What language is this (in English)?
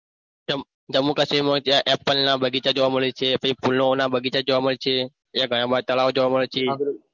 Gujarati